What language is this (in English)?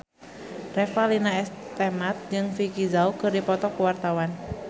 Sundanese